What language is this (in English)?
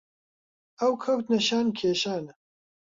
Central Kurdish